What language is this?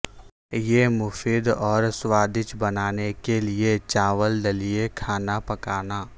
Urdu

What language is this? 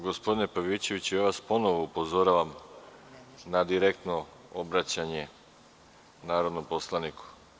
Serbian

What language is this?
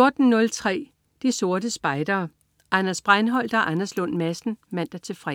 Danish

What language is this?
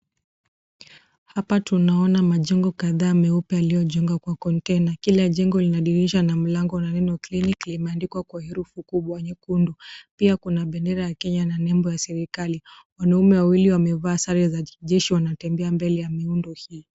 Swahili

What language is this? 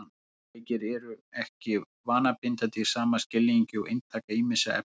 Icelandic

